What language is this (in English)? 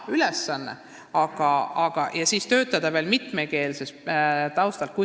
Estonian